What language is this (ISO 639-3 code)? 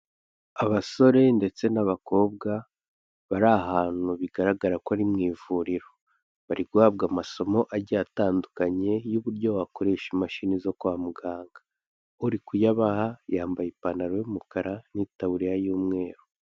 kin